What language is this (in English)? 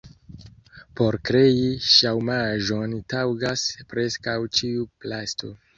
Esperanto